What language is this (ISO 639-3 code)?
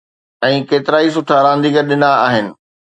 snd